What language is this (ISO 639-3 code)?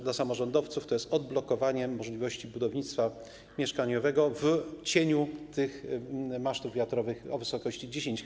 pol